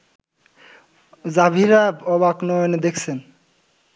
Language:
Bangla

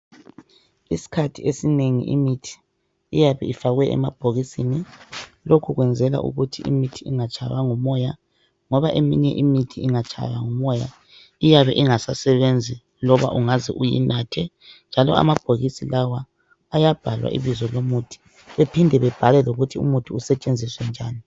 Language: North Ndebele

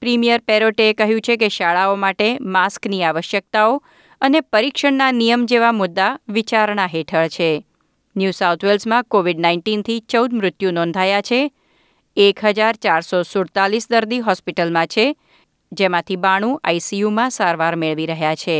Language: Gujarati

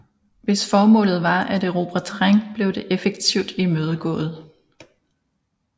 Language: Danish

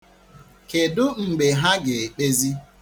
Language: Igbo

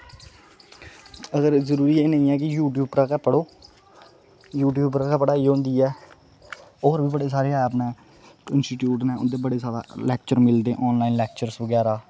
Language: Dogri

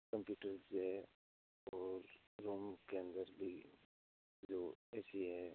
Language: Hindi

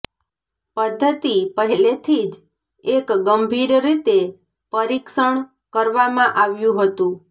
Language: Gujarati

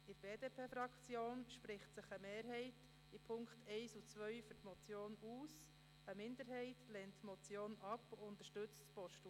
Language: Swiss German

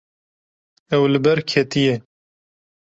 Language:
Kurdish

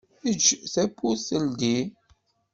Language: Kabyle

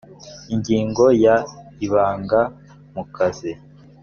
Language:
Kinyarwanda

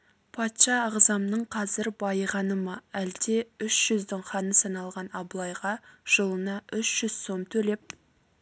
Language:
Kazakh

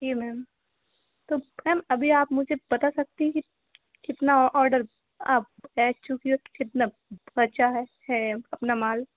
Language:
Hindi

